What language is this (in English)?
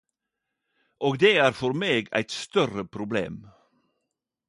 Norwegian Nynorsk